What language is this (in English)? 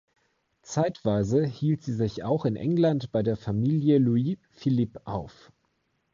German